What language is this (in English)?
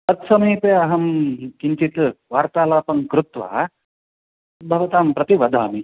Sanskrit